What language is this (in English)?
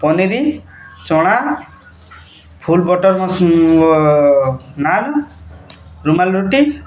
Odia